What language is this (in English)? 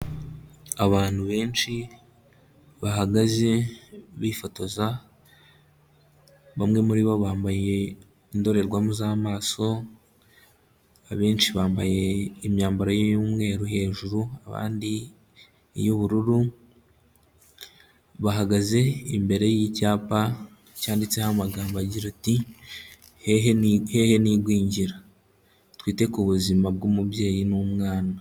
Kinyarwanda